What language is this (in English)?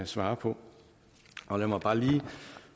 Danish